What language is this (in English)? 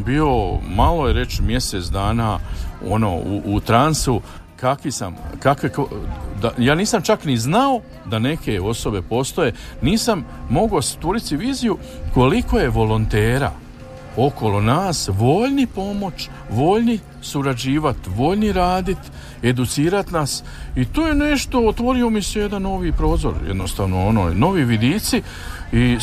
Croatian